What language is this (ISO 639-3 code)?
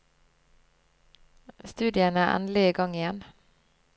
nor